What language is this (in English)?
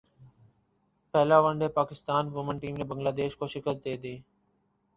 Urdu